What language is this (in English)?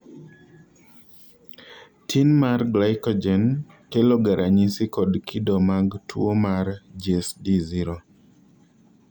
Luo (Kenya and Tanzania)